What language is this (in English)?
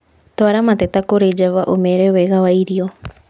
Kikuyu